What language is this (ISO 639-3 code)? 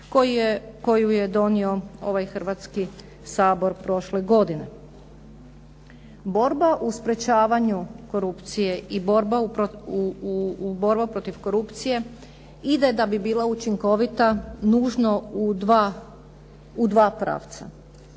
hrv